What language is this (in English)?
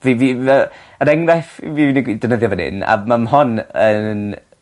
Welsh